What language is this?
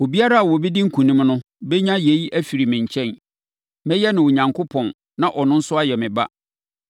Akan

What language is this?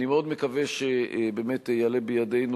Hebrew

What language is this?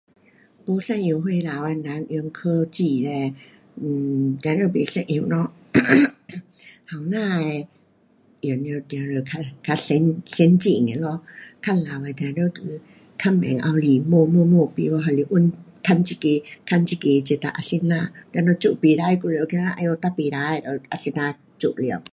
Pu-Xian Chinese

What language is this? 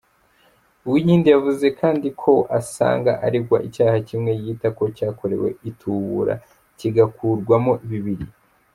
Kinyarwanda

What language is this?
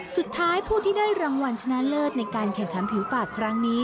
Thai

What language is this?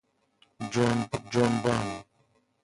Persian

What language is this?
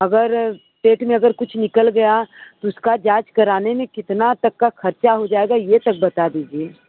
Hindi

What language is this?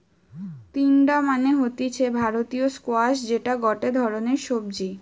Bangla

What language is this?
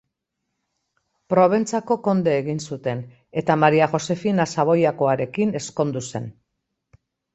Basque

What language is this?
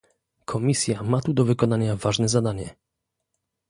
Polish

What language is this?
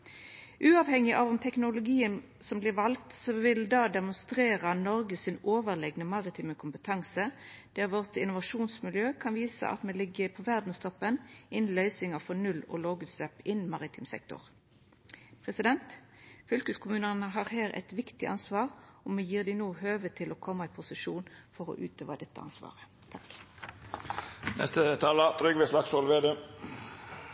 Norwegian Nynorsk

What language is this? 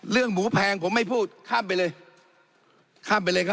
Thai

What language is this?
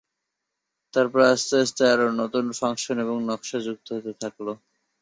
Bangla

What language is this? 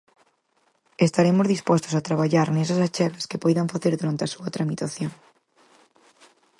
Galician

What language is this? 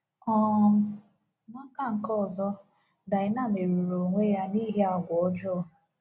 Igbo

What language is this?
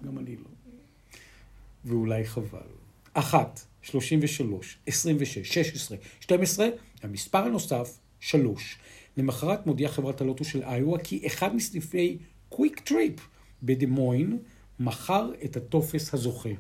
Hebrew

